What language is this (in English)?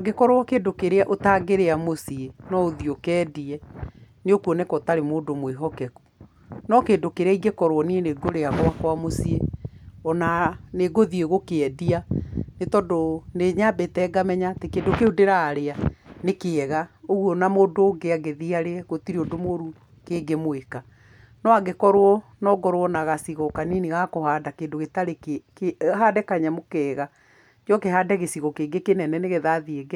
Kikuyu